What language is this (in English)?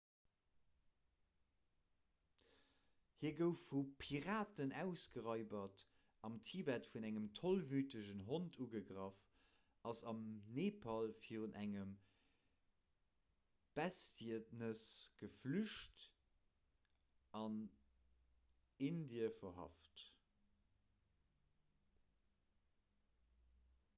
Luxembourgish